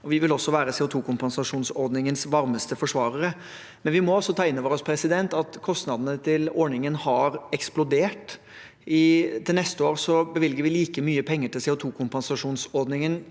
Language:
Norwegian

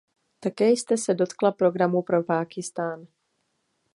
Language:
Czech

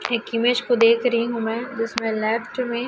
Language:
Hindi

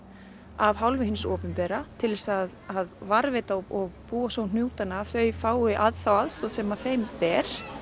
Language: Icelandic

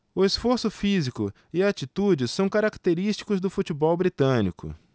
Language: Portuguese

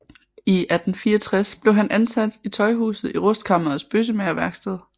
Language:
Danish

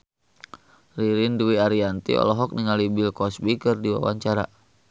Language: Sundanese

